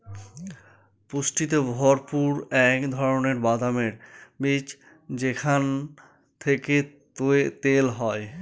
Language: Bangla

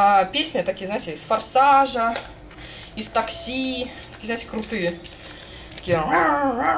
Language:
Russian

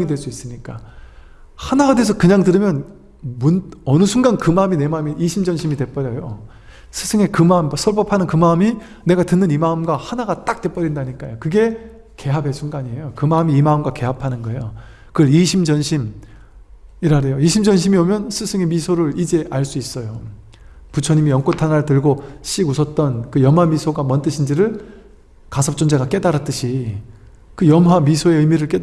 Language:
Korean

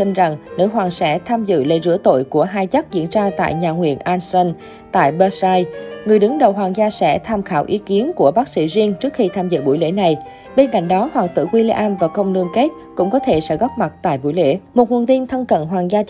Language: Vietnamese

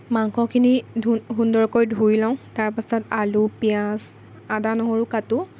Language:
Assamese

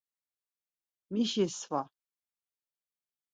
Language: Laz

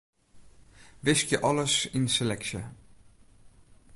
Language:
Western Frisian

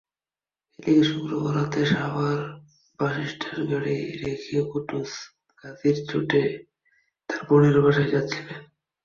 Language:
Bangla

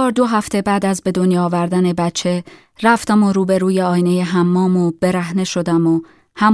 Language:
Persian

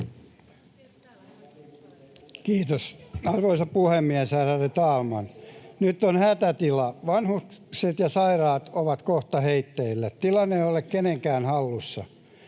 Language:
Finnish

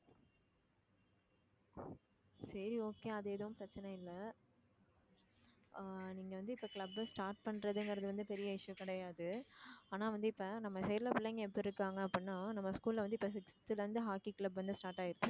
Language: Tamil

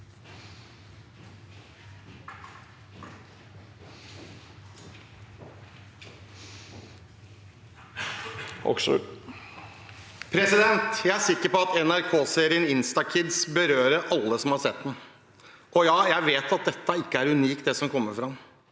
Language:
Norwegian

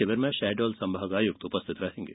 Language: Hindi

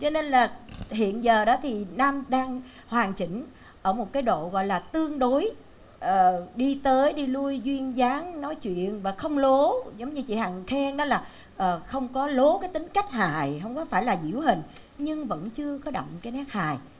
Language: Vietnamese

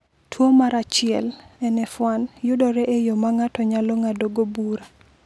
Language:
Luo (Kenya and Tanzania)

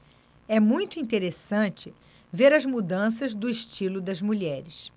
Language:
Portuguese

